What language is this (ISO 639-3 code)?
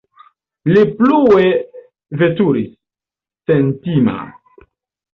epo